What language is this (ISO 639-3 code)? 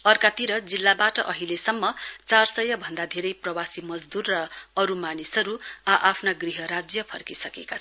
nep